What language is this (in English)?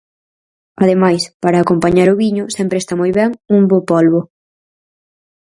Galician